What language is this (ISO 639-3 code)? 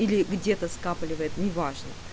rus